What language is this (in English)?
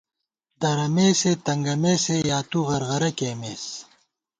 Gawar-Bati